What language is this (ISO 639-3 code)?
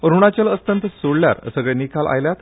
kok